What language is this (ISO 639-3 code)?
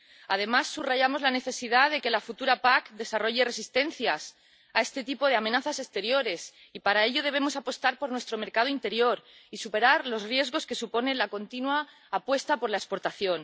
spa